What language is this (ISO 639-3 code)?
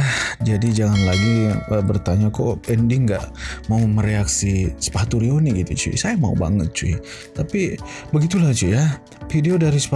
ind